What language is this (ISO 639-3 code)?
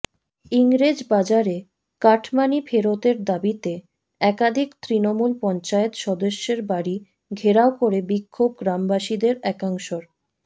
ben